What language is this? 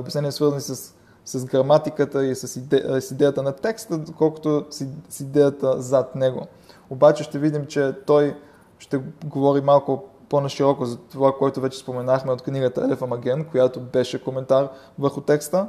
Bulgarian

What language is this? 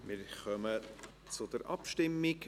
Swiss German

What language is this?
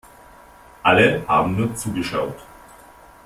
German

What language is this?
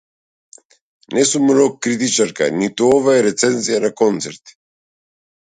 Macedonian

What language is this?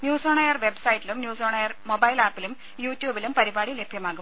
Malayalam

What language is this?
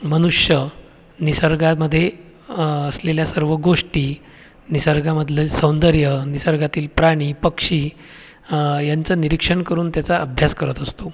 Marathi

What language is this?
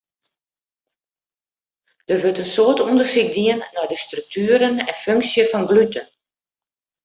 Western Frisian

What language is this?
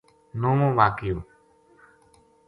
Gujari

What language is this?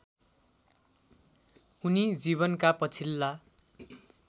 Nepali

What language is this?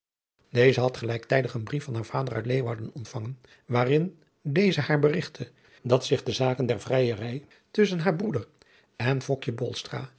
Dutch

